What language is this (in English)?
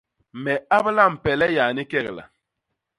Basaa